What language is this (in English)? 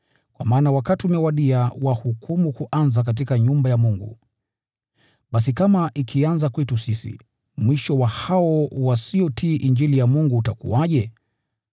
Swahili